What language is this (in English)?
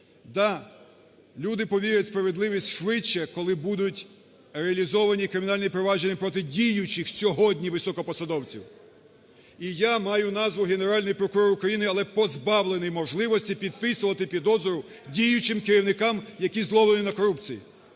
Ukrainian